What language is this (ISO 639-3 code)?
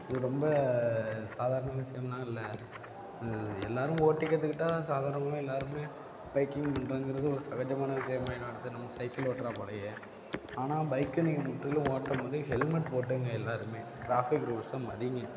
tam